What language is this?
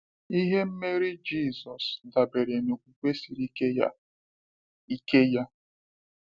Igbo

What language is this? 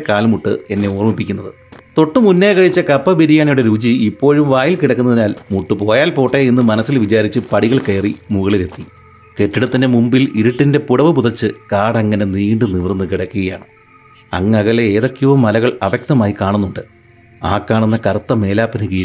Malayalam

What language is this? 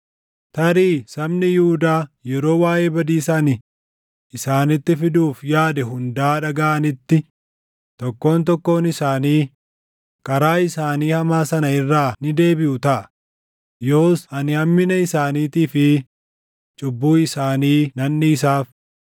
Oromo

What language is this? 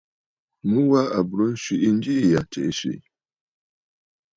Bafut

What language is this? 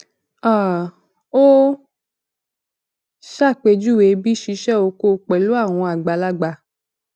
Yoruba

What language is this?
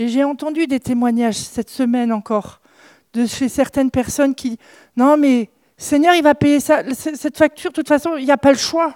French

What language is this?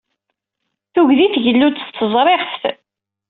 Kabyle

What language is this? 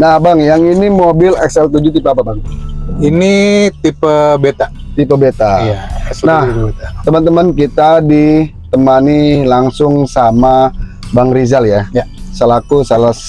Indonesian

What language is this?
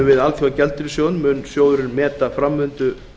Icelandic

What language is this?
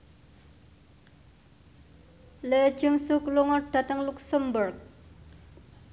Javanese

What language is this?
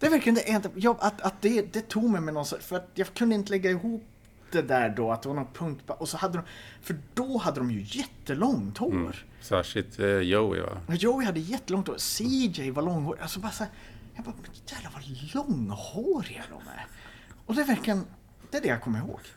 Swedish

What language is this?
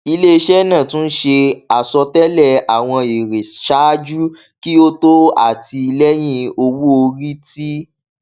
Yoruba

